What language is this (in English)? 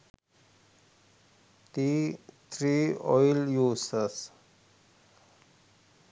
Sinhala